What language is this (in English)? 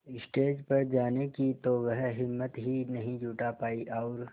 Hindi